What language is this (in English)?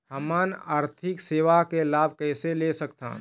Chhattisgarhi